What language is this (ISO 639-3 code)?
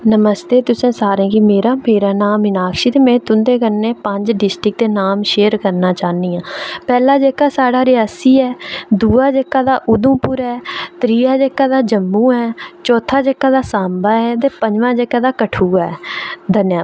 doi